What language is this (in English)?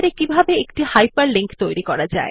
Bangla